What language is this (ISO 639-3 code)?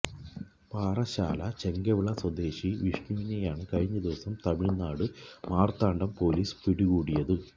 mal